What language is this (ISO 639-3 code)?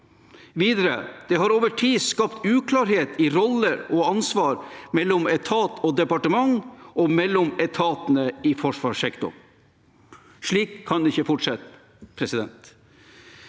nor